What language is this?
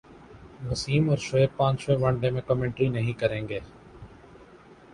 Urdu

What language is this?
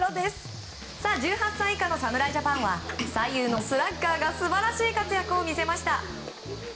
Japanese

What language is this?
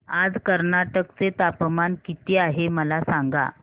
Marathi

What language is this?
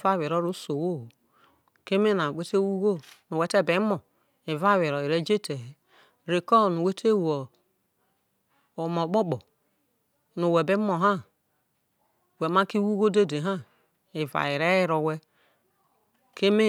Isoko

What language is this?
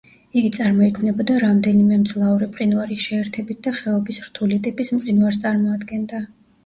Georgian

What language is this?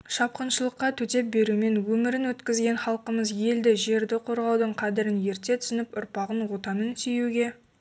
Kazakh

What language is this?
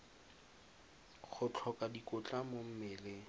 Tswana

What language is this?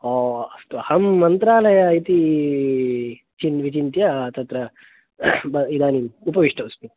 Sanskrit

